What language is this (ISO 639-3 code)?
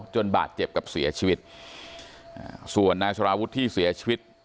tha